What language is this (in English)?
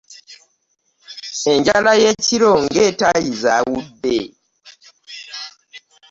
Ganda